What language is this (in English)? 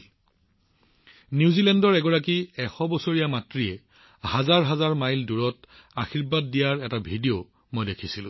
Assamese